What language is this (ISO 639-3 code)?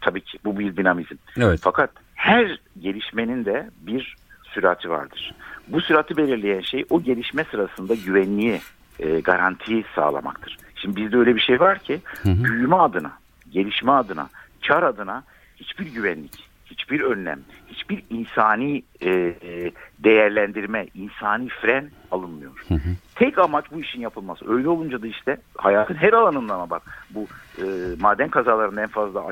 tur